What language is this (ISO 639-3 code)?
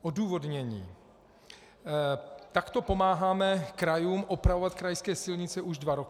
ces